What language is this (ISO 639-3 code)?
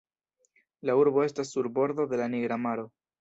epo